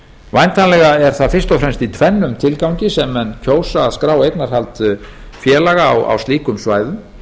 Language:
Icelandic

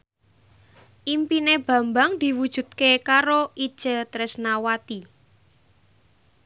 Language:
Javanese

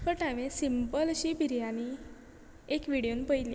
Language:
Konkani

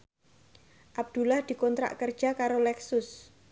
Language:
Javanese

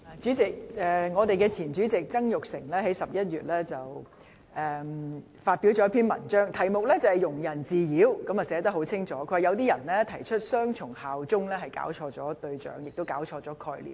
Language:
Cantonese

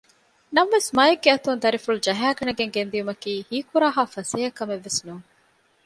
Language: Divehi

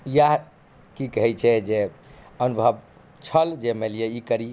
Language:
Maithili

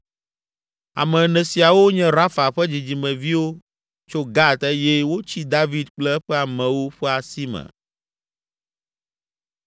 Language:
Ewe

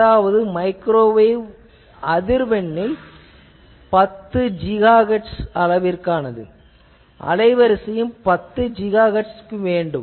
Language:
Tamil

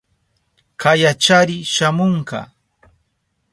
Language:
Southern Pastaza Quechua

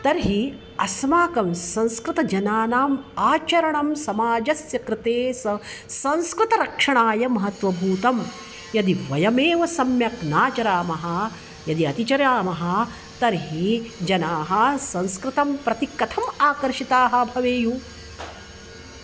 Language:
Sanskrit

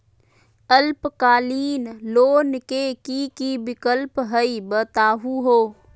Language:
Magahi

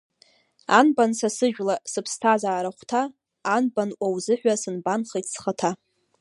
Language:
Abkhazian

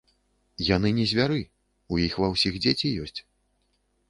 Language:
Belarusian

